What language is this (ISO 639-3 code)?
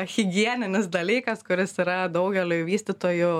lit